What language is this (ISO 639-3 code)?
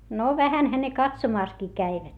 fin